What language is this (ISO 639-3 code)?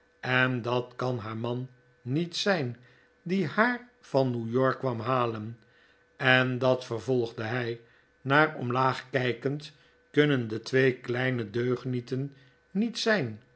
nld